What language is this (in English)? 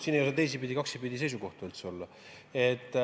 Estonian